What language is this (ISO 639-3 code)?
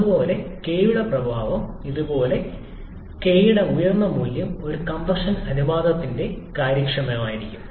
mal